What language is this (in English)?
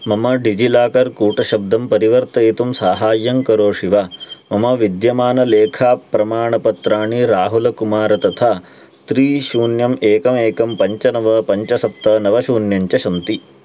Sanskrit